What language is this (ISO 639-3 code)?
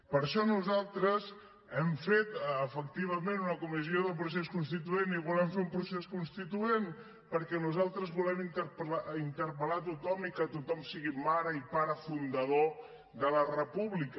cat